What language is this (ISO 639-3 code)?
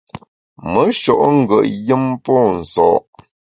bax